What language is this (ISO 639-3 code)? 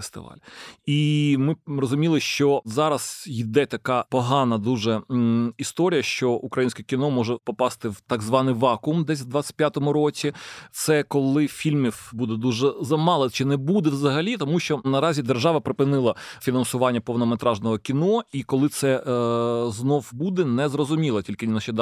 ukr